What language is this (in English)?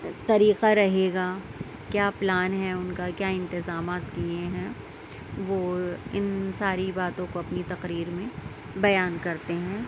Urdu